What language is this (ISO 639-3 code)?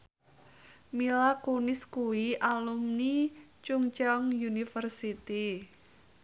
jav